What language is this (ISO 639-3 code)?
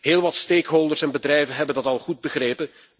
nld